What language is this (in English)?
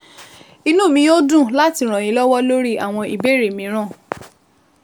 Yoruba